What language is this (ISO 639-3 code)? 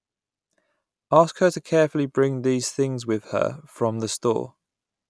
eng